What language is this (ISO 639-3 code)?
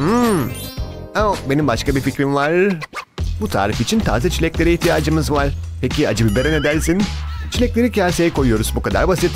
tur